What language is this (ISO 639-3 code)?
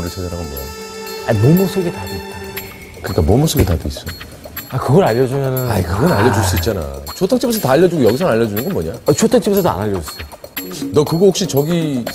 kor